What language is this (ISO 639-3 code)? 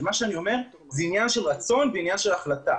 heb